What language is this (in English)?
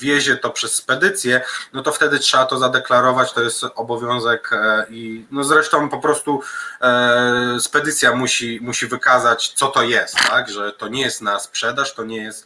Polish